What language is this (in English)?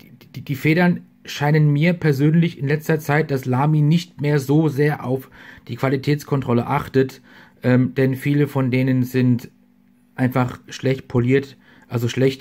German